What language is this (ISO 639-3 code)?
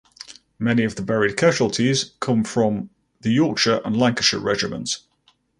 eng